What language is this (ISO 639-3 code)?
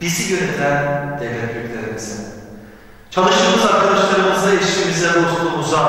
tur